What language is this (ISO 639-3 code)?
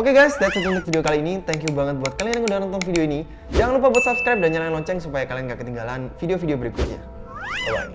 ind